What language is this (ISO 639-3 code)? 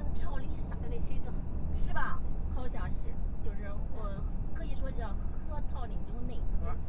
zho